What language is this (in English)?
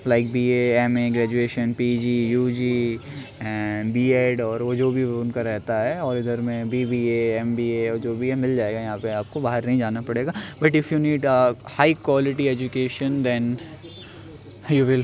Urdu